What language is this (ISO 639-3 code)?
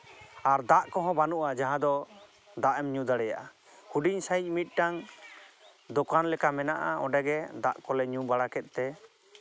sat